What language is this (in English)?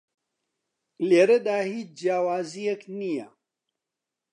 Central Kurdish